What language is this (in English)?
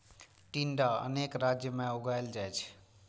Maithili